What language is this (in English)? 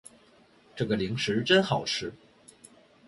Chinese